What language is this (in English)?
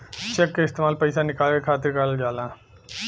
Bhojpuri